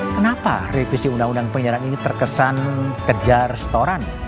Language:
Indonesian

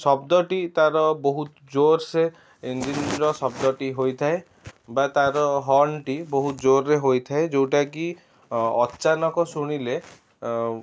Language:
Odia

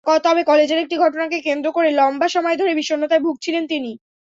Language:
Bangla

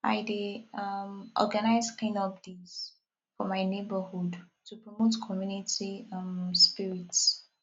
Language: Nigerian Pidgin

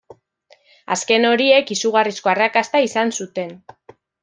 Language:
Basque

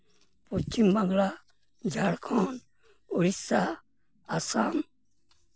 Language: Santali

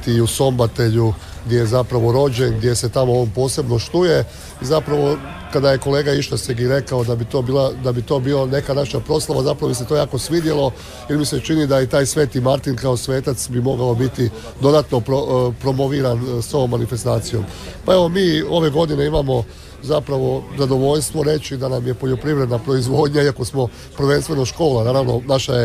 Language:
Croatian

